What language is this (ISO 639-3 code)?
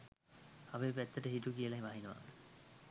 sin